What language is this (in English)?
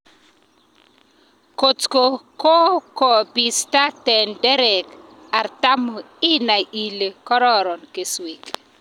Kalenjin